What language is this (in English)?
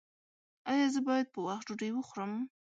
Pashto